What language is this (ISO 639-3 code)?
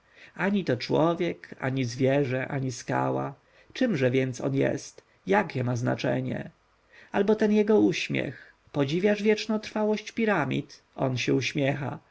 pol